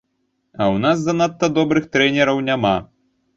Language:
Belarusian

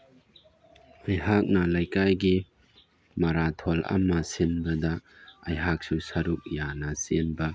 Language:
Manipuri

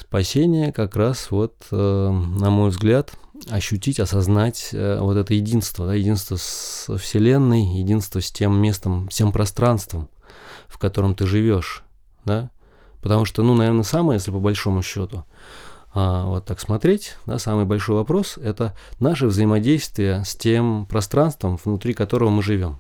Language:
Russian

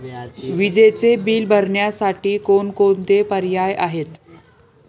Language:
Marathi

